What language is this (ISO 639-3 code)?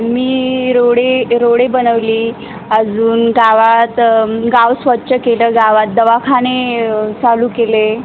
mar